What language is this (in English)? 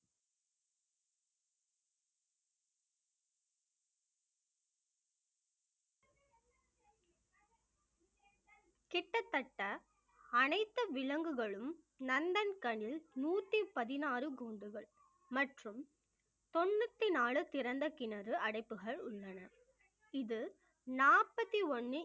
Tamil